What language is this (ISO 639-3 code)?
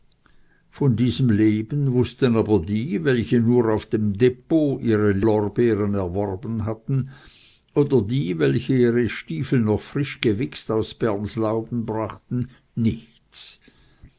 deu